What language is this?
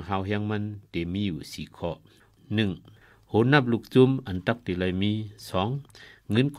Thai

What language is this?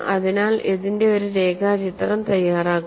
Malayalam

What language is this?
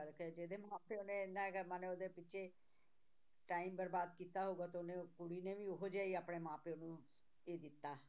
Punjabi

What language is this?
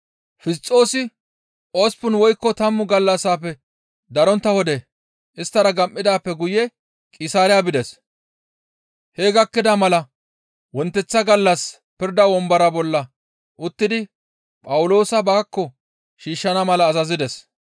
Gamo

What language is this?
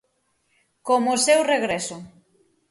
Galician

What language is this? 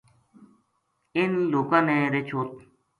Gujari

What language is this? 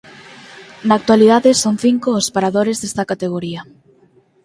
Galician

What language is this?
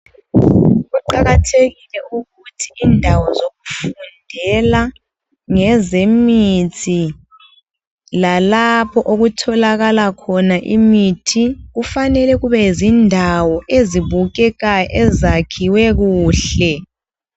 North Ndebele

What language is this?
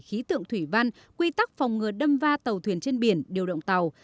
Vietnamese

